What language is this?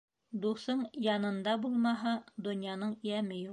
Bashkir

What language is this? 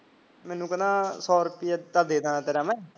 Punjabi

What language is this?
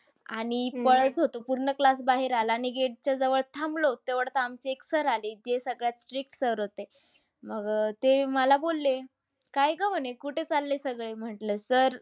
Marathi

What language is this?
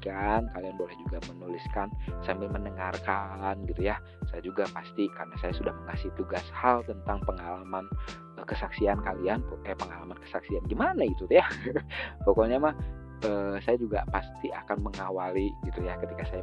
Indonesian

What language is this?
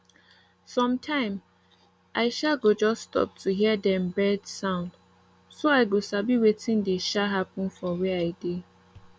Nigerian Pidgin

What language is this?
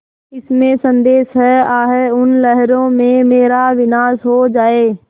Hindi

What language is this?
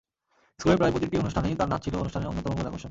Bangla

